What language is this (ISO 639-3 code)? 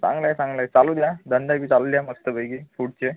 mar